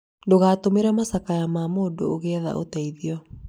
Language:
Kikuyu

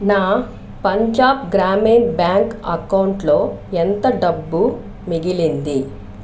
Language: Telugu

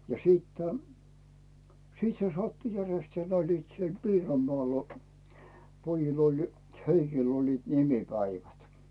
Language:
Finnish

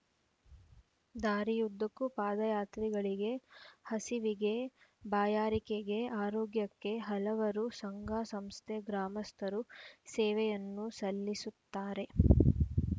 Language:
Kannada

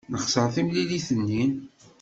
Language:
Kabyle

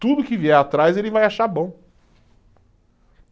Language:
Portuguese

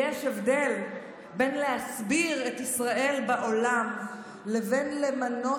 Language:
Hebrew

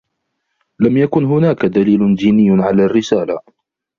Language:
Arabic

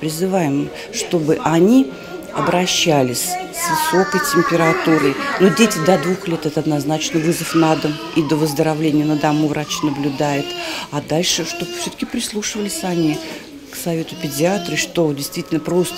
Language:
Russian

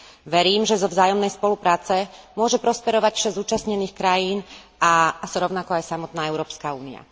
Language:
Slovak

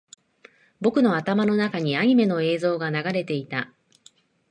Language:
Japanese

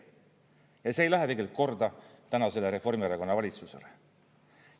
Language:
Estonian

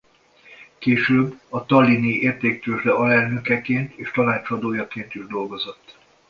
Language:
Hungarian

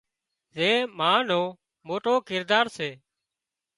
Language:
Wadiyara Koli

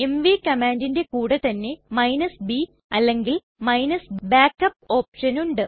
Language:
Malayalam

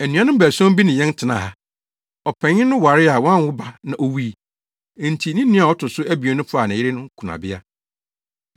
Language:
Akan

